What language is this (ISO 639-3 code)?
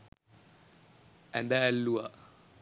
sin